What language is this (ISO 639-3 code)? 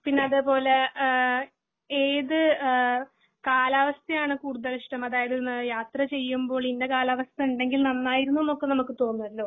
mal